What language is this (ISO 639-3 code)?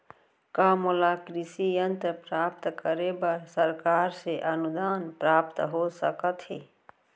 hne